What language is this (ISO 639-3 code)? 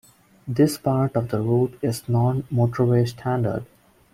eng